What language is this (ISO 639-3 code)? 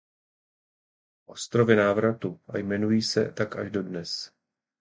ces